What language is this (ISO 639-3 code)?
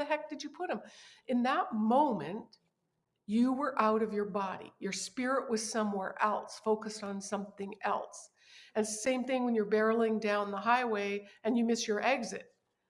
eng